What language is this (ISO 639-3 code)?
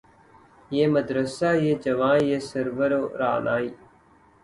urd